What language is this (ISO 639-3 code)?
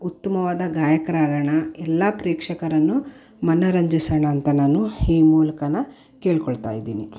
kan